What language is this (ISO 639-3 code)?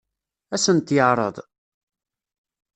kab